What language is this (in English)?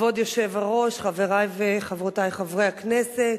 Hebrew